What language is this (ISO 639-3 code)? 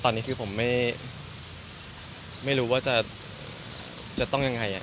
tha